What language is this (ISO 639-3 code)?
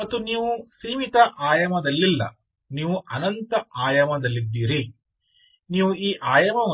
kan